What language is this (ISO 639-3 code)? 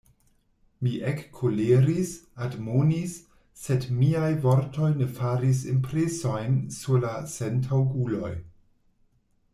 epo